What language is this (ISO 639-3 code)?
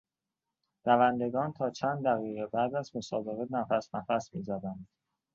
fas